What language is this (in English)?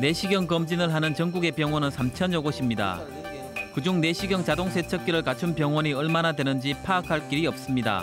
Korean